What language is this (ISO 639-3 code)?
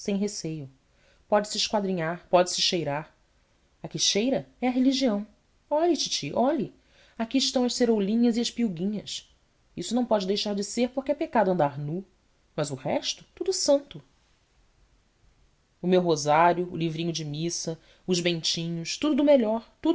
por